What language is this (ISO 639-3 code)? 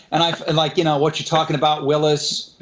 eng